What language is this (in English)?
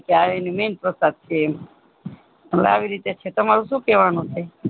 Gujarati